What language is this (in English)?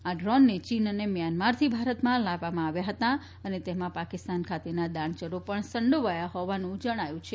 Gujarati